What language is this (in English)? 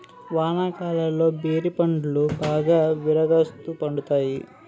Telugu